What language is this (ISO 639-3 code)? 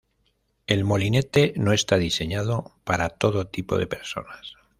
spa